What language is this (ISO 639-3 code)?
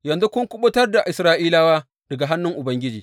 hau